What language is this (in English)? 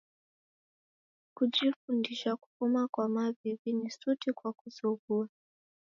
Taita